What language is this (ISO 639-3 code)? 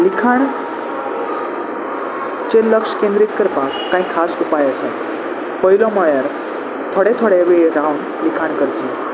kok